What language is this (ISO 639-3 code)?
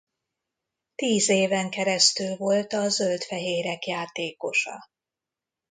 hun